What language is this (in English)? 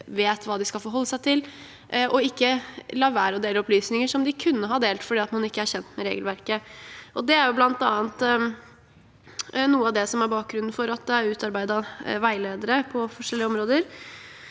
Norwegian